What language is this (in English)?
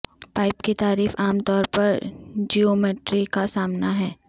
Urdu